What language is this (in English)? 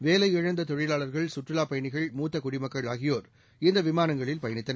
Tamil